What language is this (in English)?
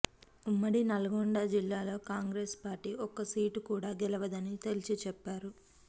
Telugu